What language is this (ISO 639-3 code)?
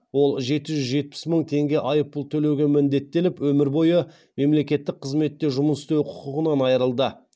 kaz